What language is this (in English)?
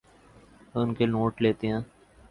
Urdu